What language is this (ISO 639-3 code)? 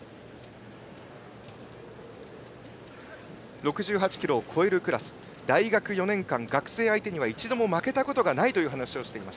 jpn